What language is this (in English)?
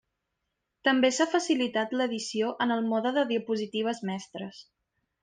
Catalan